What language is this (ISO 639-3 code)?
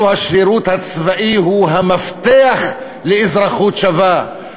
heb